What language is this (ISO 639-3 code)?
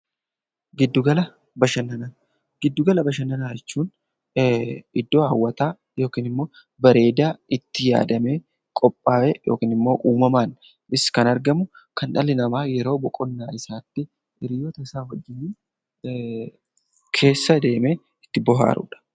orm